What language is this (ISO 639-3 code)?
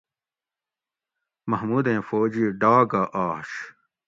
gwc